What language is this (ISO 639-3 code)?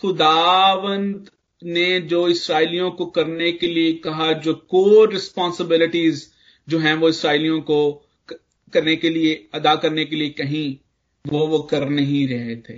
hin